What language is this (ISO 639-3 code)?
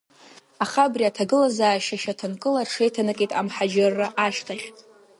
abk